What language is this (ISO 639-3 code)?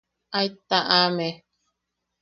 yaq